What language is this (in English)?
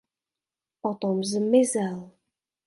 Czech